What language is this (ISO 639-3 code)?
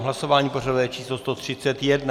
ces